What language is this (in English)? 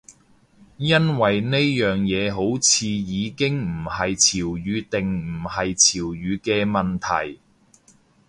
Cantonese